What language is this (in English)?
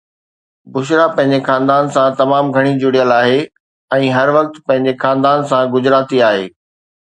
Sindhi